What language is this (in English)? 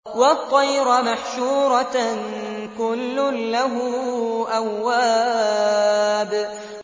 Arabic